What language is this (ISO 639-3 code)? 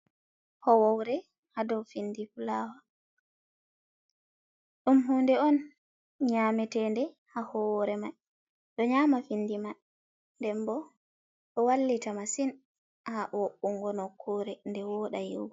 ful